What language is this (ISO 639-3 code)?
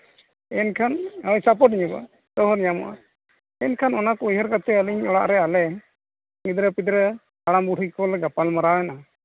sat